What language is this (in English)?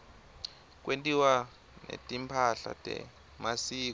Swati